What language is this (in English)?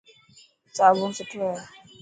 Dhatki